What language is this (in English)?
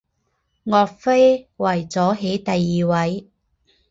Chinese